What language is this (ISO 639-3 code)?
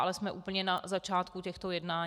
ces